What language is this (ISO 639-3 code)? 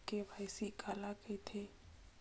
hne